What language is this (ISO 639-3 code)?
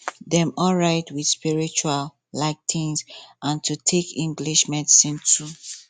pcm